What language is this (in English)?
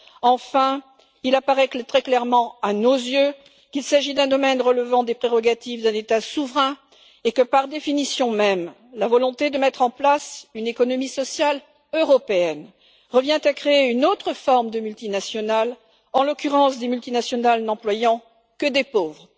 French